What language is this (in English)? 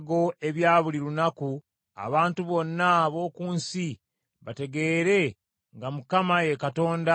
Ganda